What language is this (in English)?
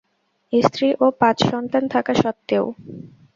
Bangla